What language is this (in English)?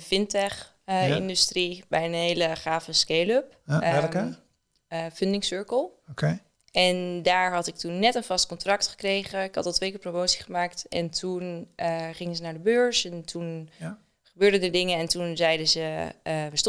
Dutch